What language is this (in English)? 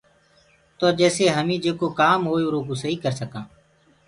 Gurgula